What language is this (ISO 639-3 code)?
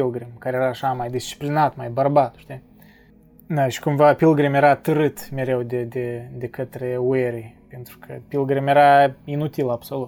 ron